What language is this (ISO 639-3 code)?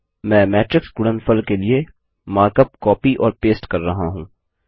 hin